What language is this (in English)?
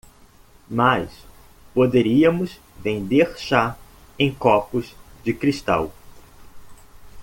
Portuguese